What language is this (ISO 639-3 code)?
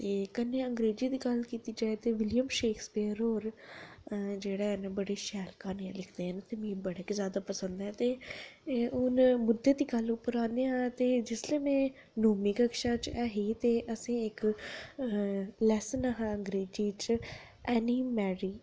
doi